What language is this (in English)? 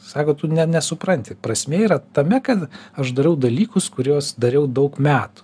Lithuanian